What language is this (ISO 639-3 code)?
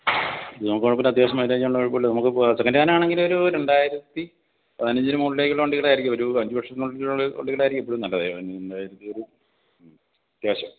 mal